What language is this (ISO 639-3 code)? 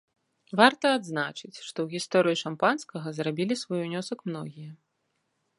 bel